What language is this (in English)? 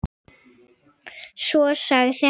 Icelandic